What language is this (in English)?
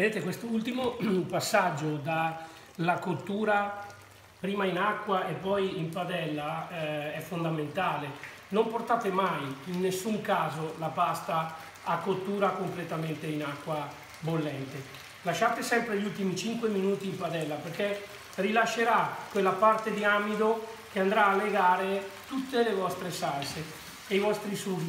Italian